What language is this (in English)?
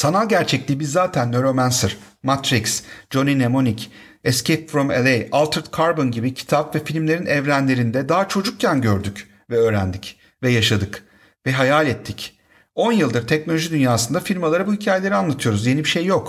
Turkish